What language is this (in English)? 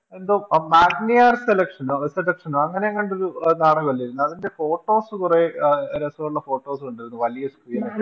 Malayalam